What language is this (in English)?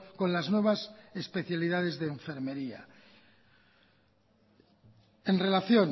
Spanish